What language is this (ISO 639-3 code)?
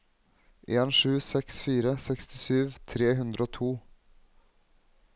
nor